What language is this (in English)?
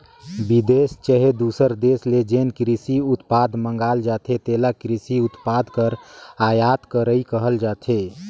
Chhattisgarhi